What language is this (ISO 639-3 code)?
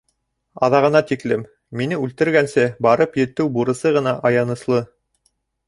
bak